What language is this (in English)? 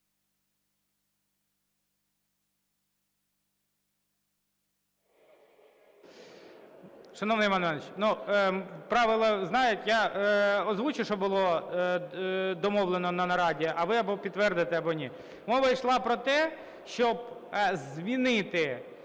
Ukrainian